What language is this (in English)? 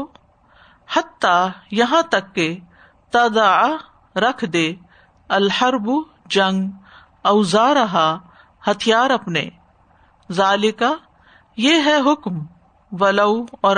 Urdu